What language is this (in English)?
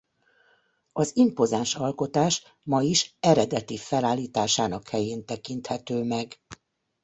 Hungarian